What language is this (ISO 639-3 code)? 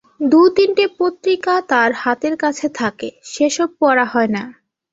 ben